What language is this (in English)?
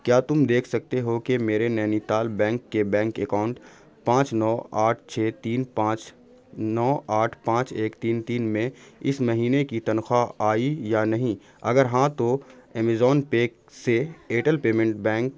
Urdu